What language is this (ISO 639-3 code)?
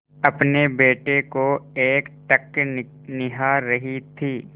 hin